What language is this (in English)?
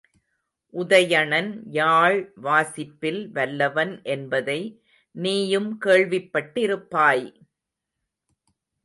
Tamil